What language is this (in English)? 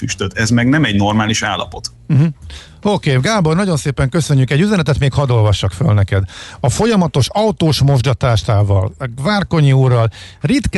Hungarian